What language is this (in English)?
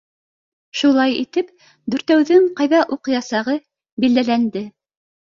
Bashkir